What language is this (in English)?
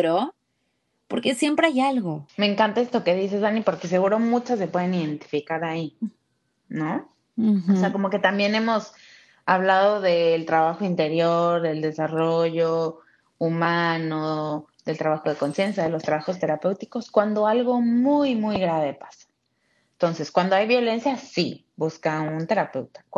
Spanish